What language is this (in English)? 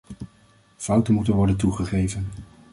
Dutch